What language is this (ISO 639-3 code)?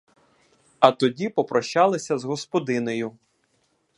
ukr